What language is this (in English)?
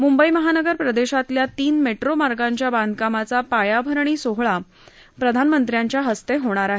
Marathi